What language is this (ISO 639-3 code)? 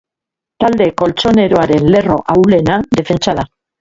eus